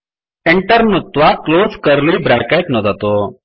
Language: Sanskrit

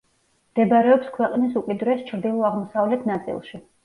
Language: Georgian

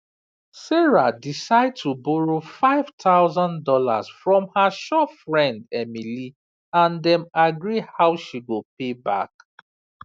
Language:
Nigerian Pidgin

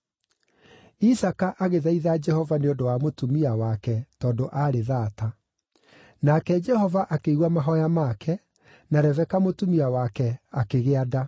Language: Kikuyu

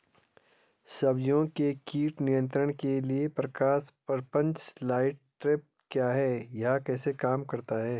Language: Hindi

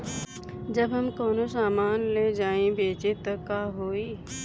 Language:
Bhojpuri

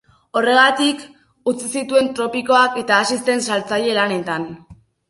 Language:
Basque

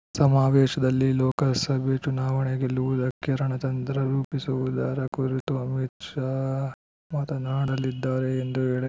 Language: Kannada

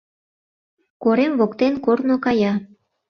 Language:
Mari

